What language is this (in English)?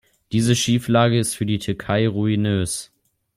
German